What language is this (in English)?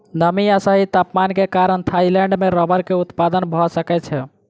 Maithili